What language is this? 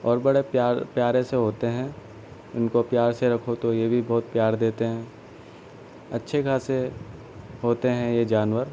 Urdu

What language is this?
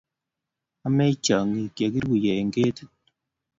Kalenjin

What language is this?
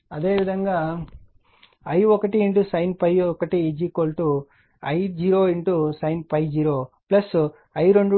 Telugu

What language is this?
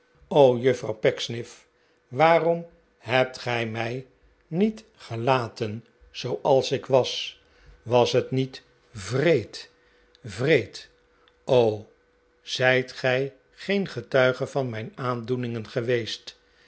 Dutch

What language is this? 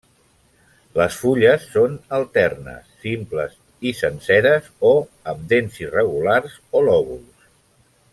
Catalan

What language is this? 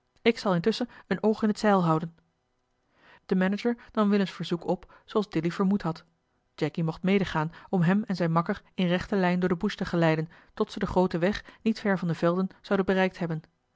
Dutch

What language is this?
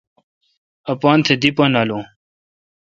Kalkoti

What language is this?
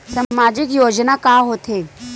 Chhattisgarhi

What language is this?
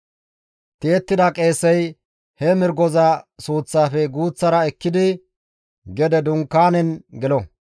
Gamo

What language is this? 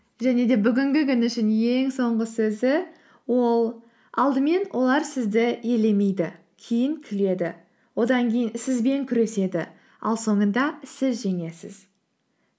Kazakh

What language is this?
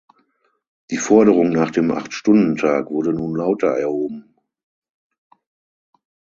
German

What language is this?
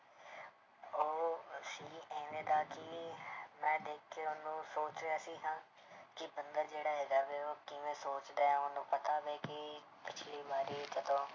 Punjabi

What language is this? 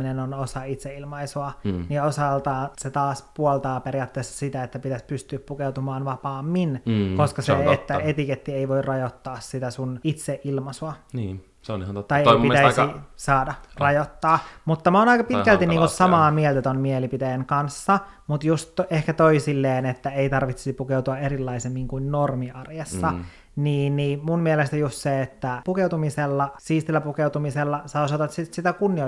Finnish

